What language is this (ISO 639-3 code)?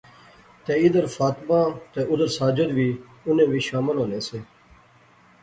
phr